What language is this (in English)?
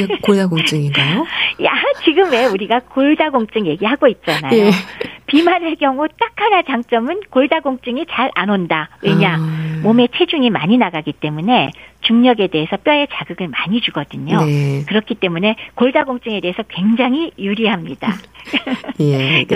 Korean